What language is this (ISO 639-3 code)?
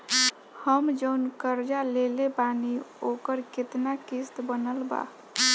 bho